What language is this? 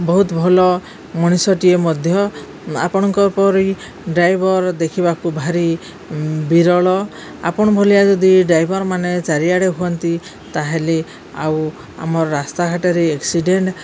Odia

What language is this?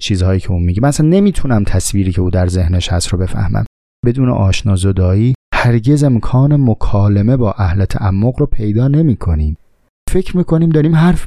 Persian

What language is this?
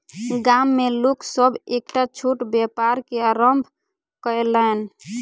Maithili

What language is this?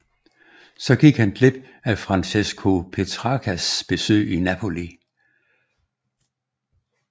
Danish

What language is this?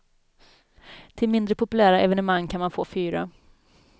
Swedish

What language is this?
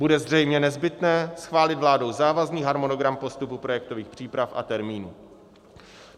Czech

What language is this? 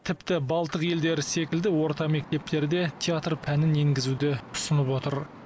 Kazakh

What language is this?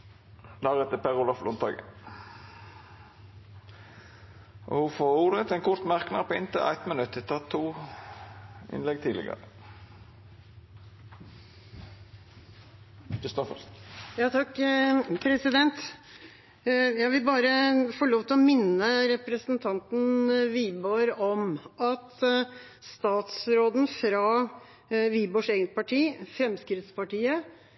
Norwegian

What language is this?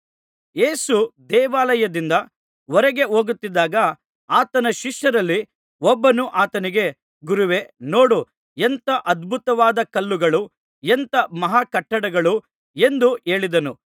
Kannada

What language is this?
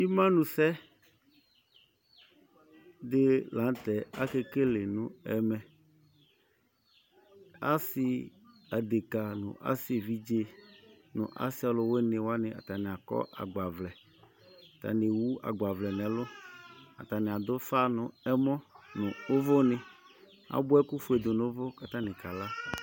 Ikposo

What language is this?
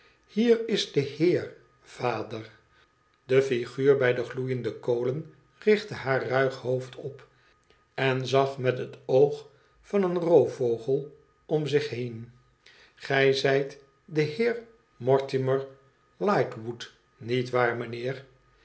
Dutch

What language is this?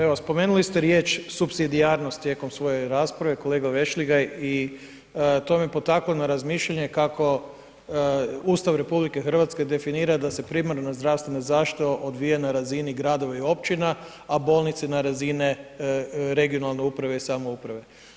Croatian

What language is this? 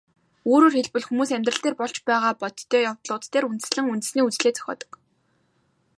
Mongolian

